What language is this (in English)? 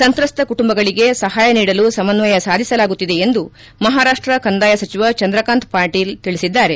Kannada